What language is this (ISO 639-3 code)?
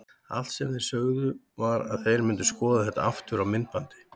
isl